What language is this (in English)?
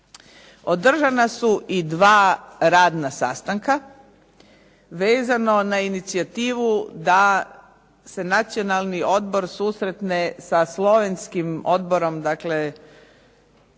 Croatian